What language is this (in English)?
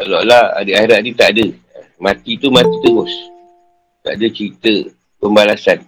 Malay